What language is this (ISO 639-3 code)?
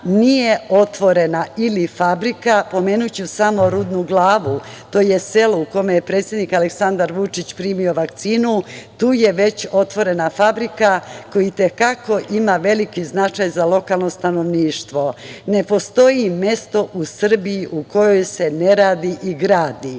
srp